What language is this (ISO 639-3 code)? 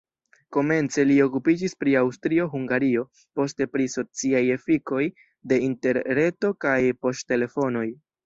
epo